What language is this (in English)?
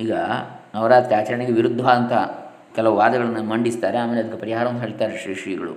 Kannada